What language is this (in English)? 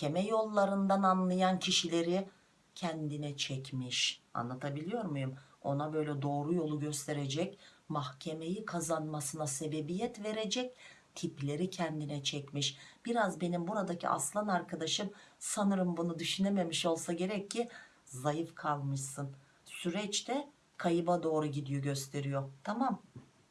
Turkish